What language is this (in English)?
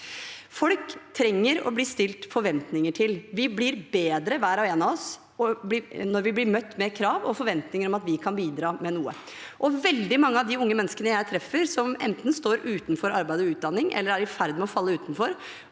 Norwegian